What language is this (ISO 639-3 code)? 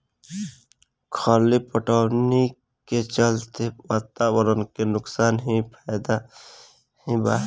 bho